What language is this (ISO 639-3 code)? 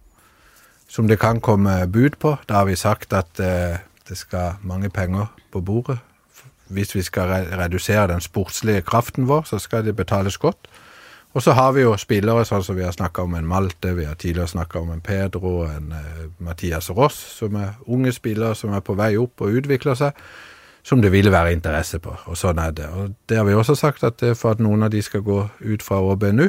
dan